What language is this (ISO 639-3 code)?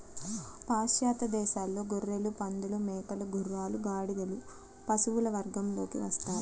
tel